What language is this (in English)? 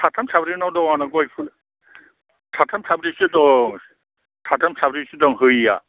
Bodo